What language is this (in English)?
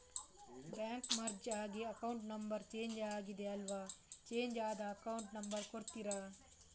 Kannada